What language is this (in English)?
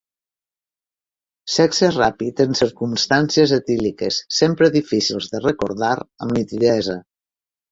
Catalan